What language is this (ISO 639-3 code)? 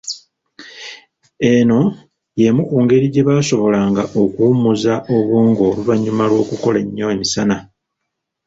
lug